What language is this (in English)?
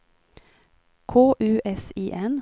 Swedish